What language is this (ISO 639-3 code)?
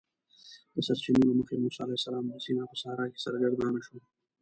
pus